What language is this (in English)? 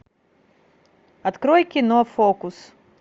Russian